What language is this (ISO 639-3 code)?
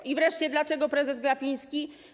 pol